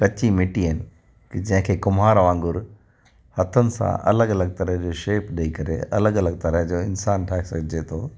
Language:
Sindhi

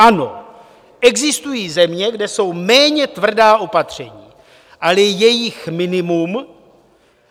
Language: Czech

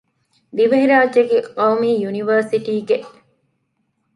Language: Divehi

